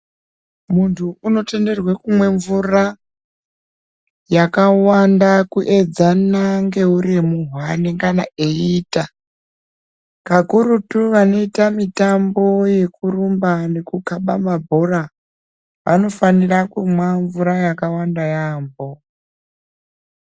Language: Ndau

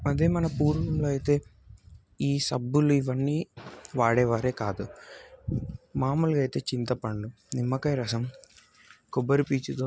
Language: Telugu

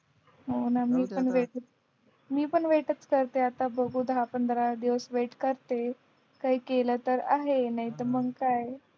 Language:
Marathi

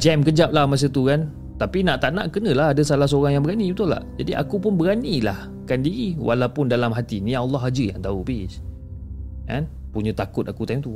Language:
Malay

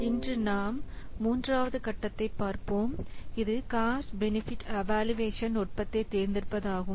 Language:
Tamil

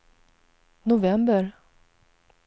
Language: Swedish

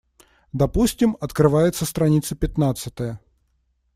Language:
Russian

